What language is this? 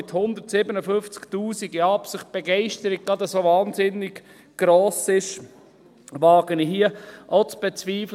Swiss German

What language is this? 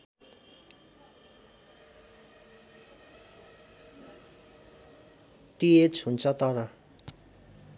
Nepali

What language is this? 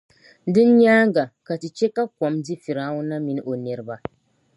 Dagbani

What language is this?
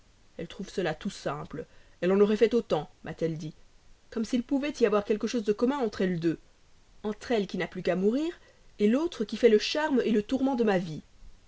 French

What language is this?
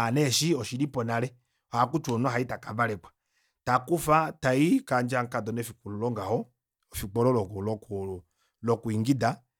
Kuanyama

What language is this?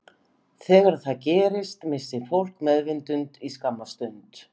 Icelandic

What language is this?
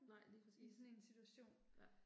Danish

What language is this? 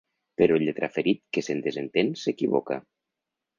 Catalan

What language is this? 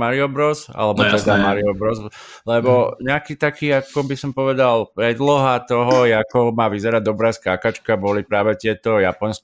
Slovak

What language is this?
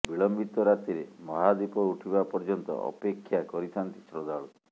Odia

